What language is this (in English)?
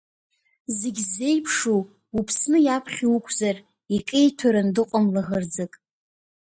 Abkhazian